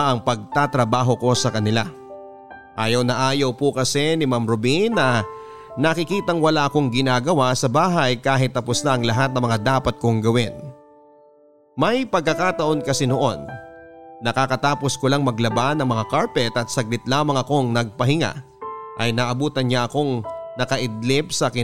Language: Filipino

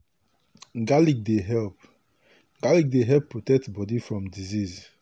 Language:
Nigerian Pidgin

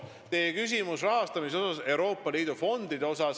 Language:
Estonian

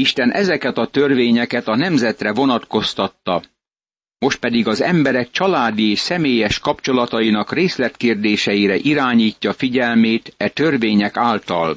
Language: Hungarian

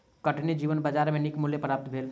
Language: Maithili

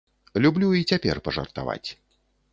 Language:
Belarusian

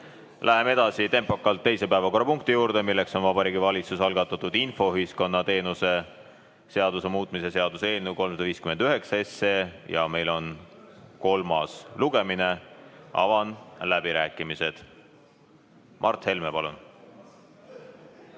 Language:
Estonian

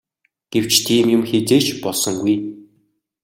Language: Mongolian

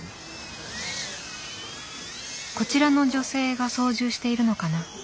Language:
Japanese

